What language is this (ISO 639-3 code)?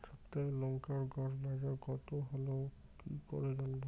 ben